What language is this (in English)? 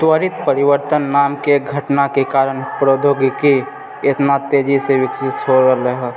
Maithili